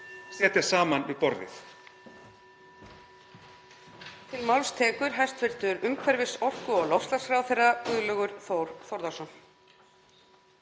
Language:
Icelandic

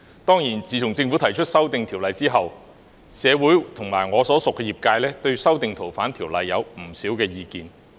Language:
Cantonese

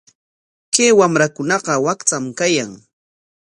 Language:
Corongo Ancash Quechua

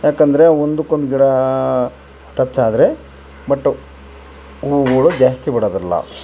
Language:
Kannada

